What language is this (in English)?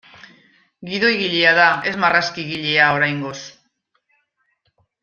Basque